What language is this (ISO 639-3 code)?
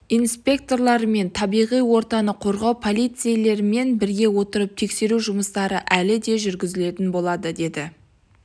kaz